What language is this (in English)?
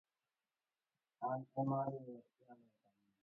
Luo (Kenya and Tanzania)